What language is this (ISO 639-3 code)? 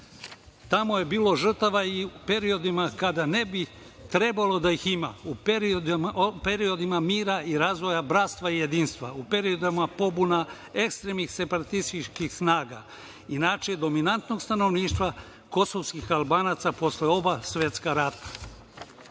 srp